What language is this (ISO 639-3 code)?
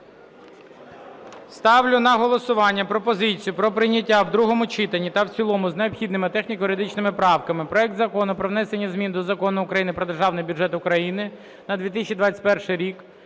ukr